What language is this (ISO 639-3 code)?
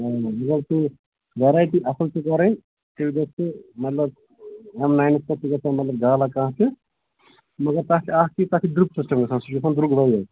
kas